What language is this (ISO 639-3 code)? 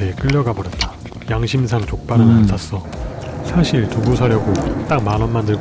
kor